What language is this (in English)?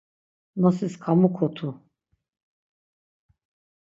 Laz